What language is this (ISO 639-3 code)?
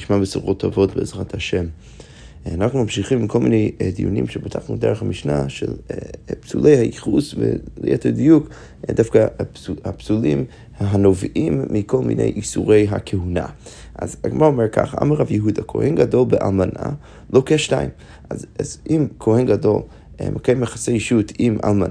heb